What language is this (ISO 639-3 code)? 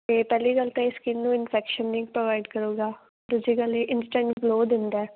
pan